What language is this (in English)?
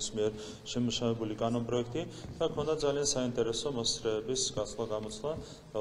Turkish